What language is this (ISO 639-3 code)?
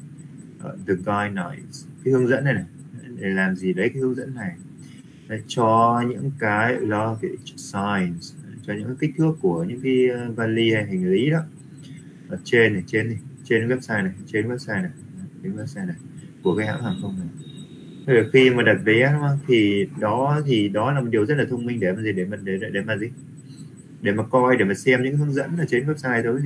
vie